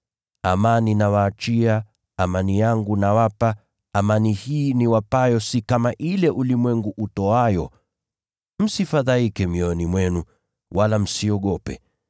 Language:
Swahili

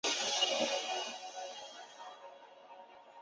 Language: Chinese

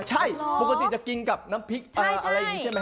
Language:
Thai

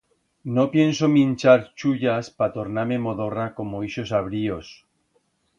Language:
Aragonese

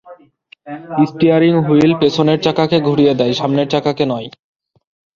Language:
Bangla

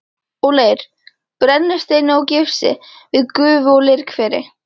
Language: Icelandic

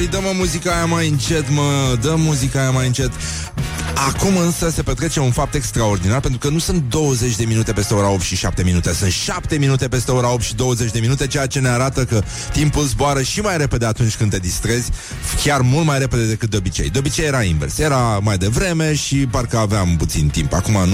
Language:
Romanian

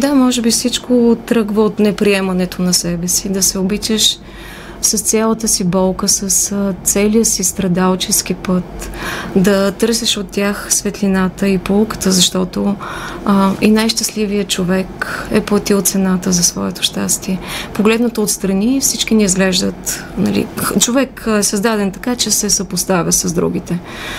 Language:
Bulgarian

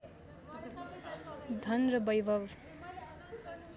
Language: Nepali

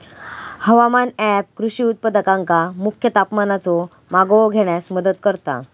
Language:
Marathi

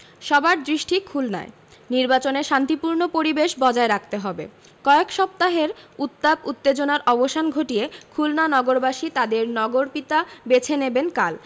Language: Bangla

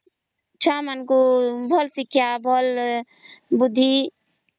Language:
Odia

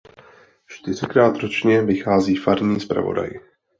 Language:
Czech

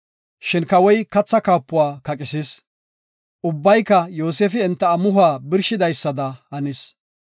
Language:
Gofa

